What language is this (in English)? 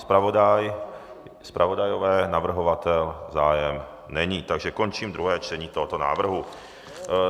Czech